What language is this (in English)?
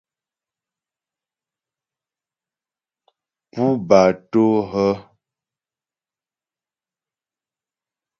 Ghomala